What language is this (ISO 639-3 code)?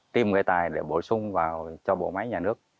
vie